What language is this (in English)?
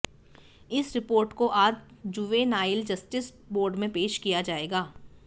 Hindi